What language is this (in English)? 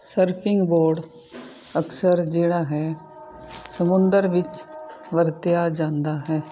Punjabi